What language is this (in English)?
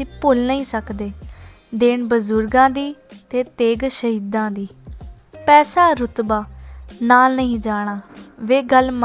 Hindi